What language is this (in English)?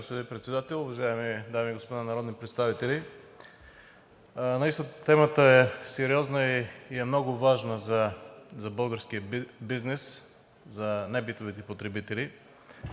Bulgarian